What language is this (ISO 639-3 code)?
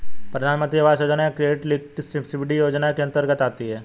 hin